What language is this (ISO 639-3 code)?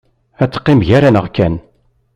kab